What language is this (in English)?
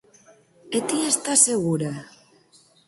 Galician